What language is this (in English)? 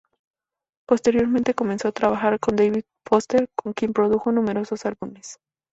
Spanish